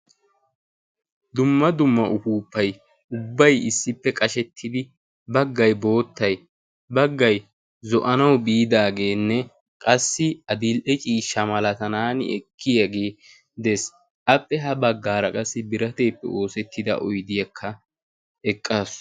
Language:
Wolaytta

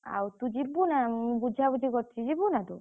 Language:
Odia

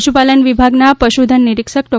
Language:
Gujarati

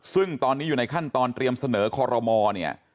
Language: Thai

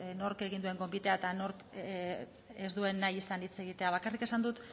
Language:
Basque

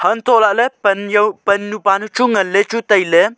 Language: Wancho Naga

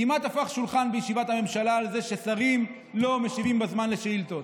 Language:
Hebrew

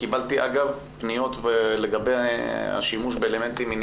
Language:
Hebrew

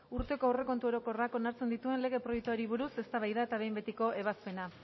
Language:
Basque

